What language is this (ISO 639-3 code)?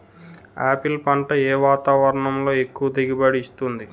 tel